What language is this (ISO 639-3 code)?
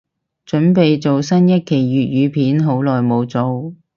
yue